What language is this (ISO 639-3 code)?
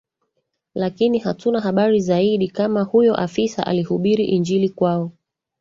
swa